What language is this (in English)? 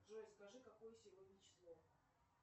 Russian